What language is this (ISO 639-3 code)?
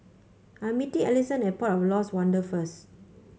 eng